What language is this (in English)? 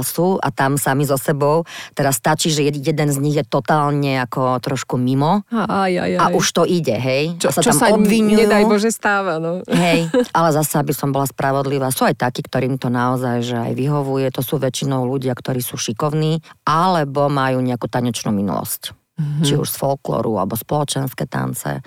Slovak